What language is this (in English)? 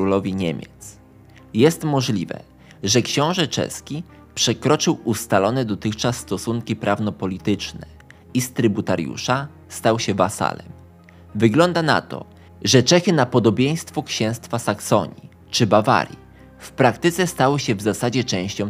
Polish